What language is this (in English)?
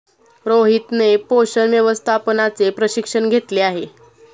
Marathi